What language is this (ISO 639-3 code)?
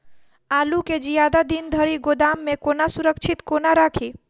mai